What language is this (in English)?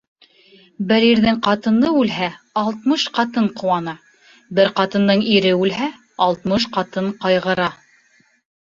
Bashkir